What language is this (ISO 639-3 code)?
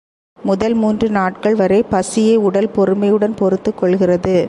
tam